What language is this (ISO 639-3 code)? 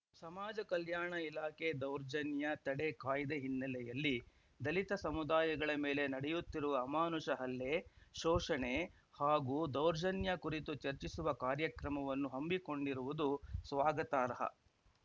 kan